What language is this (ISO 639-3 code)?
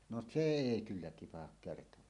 fin